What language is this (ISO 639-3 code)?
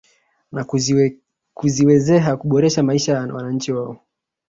swa